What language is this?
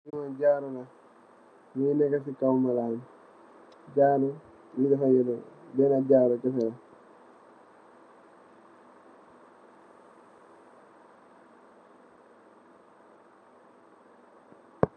Wolof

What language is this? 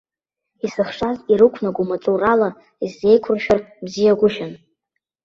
Abkhazian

